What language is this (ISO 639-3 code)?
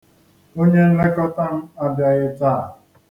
ibo